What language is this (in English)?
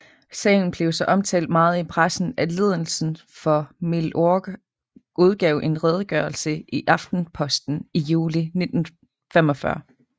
Danish